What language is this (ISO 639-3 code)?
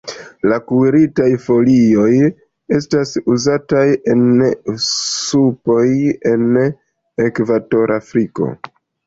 epo